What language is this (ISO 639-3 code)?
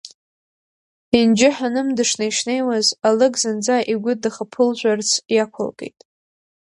abk